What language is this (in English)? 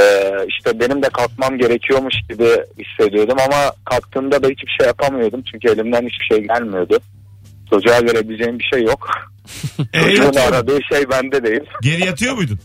Turkish